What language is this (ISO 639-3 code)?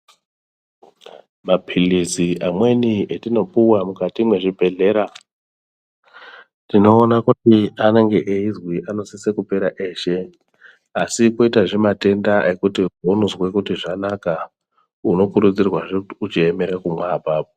ndc